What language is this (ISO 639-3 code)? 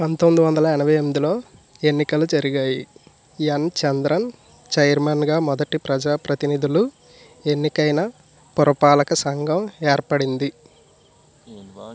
tel